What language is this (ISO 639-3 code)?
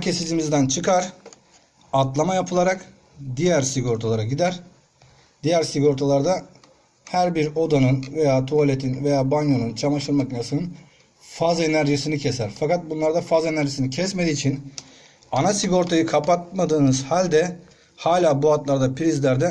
tur